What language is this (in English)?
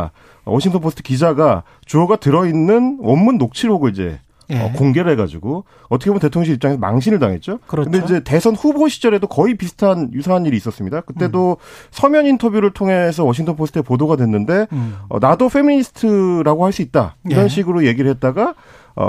Korean